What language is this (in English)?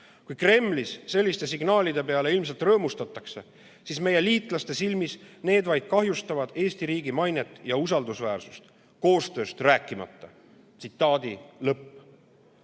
Estonian